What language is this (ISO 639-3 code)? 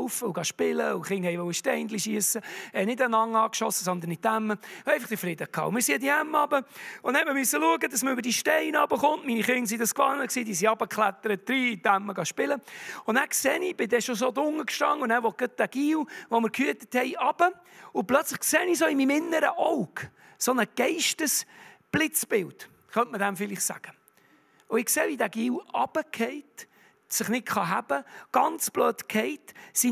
deu